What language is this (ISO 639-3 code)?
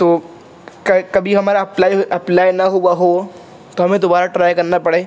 urd